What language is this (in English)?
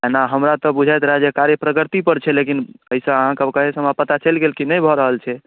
Maithili